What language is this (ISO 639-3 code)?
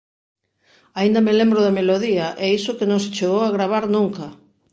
glg